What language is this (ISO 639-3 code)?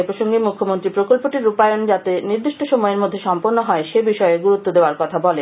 ben